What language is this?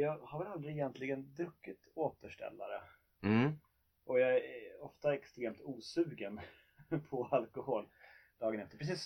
Swedish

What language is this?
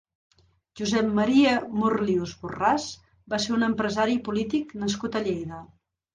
Catalan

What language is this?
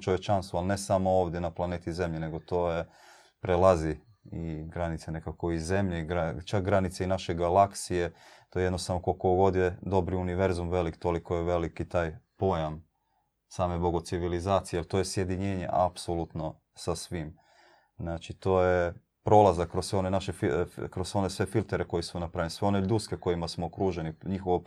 Croatian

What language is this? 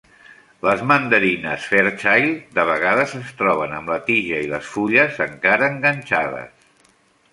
Catalan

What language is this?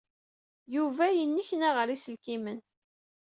Kabyle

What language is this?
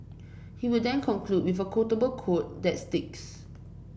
English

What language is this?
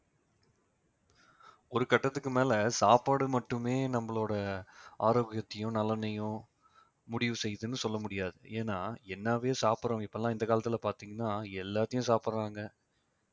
Tamil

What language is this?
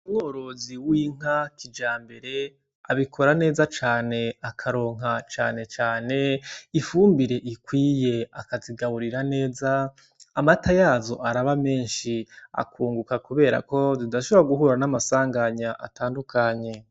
Rundi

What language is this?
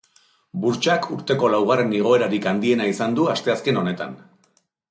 Basque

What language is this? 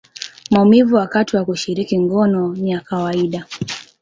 Swahili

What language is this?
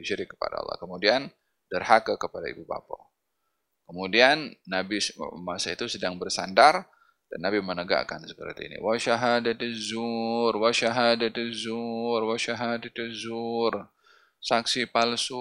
Malay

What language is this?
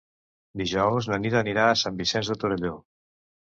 Catalan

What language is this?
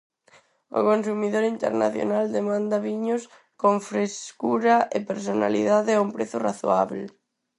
Galician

